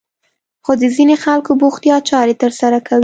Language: Pashto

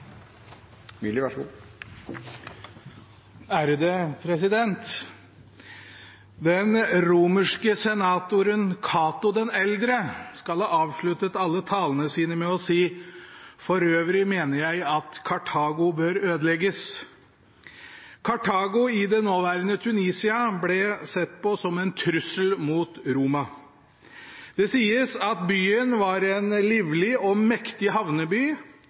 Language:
Norwegian Bokmål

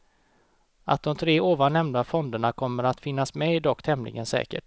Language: Swedish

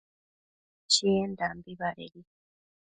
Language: Matsés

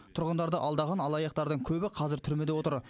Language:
Kazakh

